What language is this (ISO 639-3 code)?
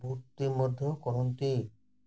ori